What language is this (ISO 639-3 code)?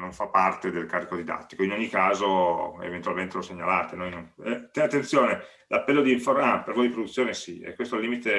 ita